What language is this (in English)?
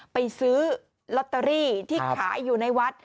Thai